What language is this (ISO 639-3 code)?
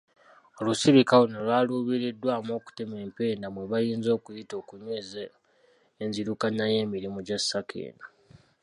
lug